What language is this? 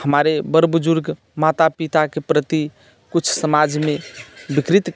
Maithili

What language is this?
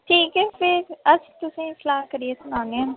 Dogri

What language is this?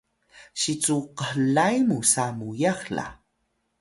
Atayal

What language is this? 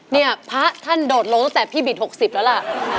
Thai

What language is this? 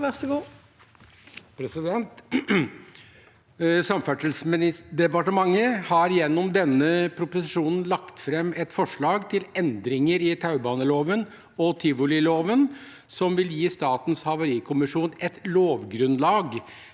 Norwegian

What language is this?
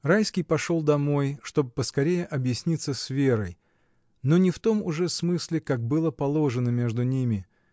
Russian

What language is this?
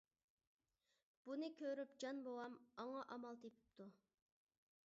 Uyghur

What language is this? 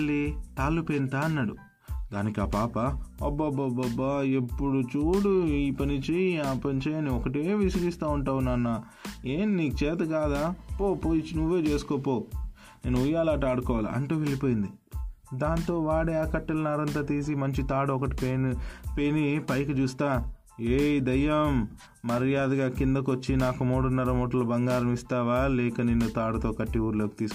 Telugu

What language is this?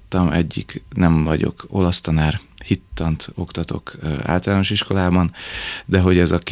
Hungarian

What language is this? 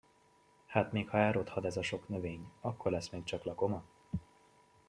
Hungarian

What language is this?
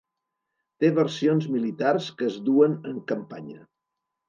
Catalan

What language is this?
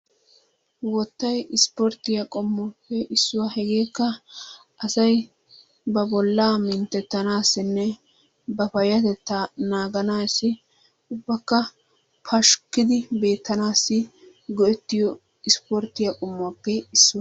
Wolaytta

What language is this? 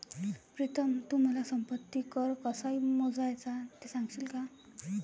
Marathi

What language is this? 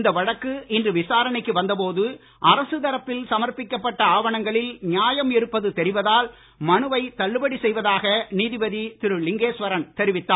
Tamil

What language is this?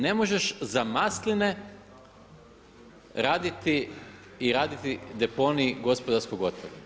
Croatian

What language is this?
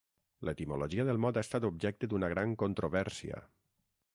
Catalan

